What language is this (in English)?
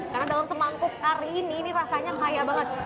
Indonesian